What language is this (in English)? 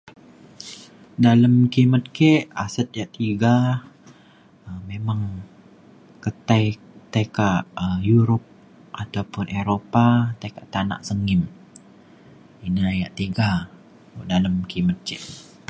Mainstream Kenyah